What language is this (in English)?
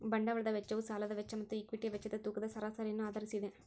Kannada